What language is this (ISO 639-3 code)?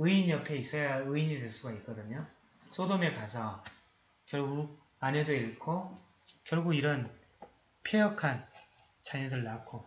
kor